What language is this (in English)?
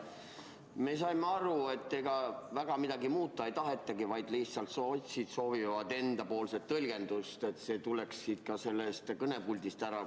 Estonian